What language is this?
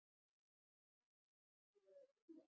Icelandic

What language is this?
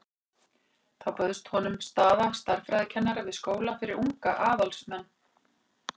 Icelandic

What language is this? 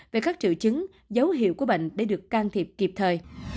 Vietnamese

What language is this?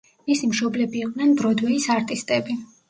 Georgian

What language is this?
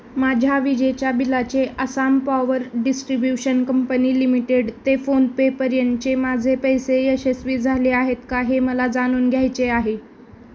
Marathi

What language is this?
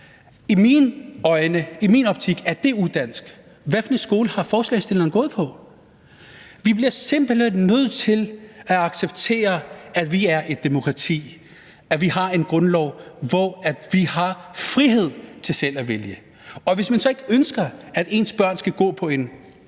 Danish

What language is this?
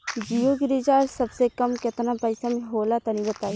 Bhojpuri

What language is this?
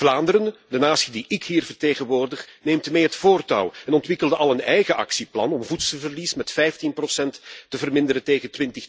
Dutch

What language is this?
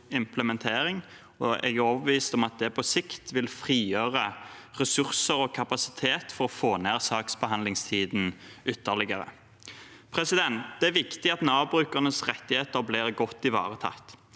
Norwegian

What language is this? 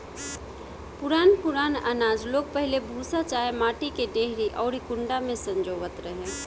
Bhojpuri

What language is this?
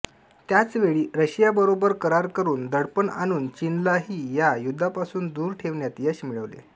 Marathi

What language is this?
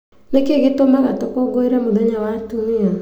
Kikuyu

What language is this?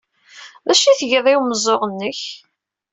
Kabyle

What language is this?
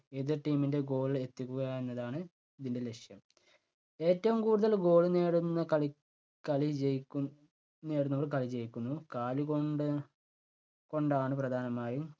Malayalam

